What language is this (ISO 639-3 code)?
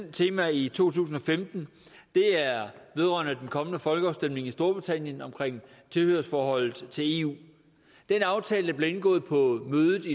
dan